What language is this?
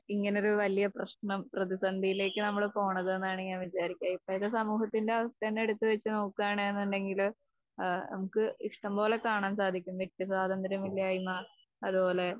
Malayalam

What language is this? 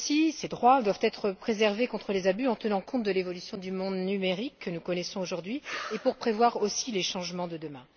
French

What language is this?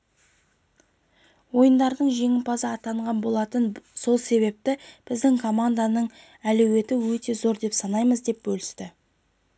Kazakh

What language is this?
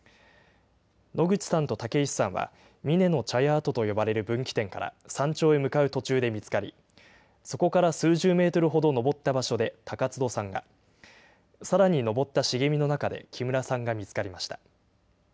Japanese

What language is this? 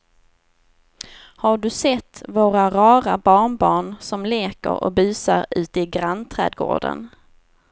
Swedish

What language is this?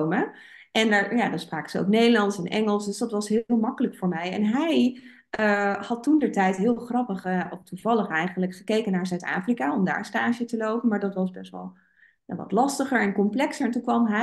Dutch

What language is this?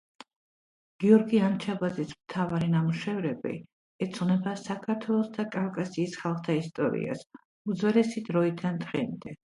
Georgian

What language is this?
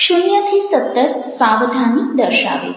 Gujarati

